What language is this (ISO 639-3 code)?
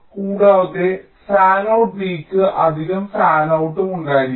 mal